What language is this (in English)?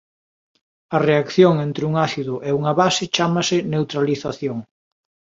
Galician